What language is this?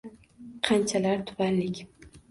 Uzbek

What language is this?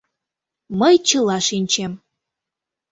Mari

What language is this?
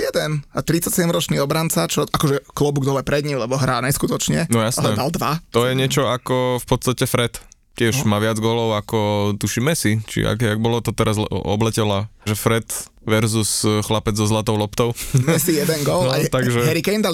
Slovak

